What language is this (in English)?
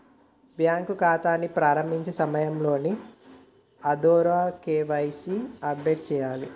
Telugu